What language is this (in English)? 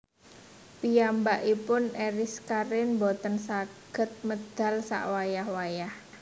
Javanese